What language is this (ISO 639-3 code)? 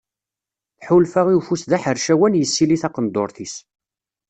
kab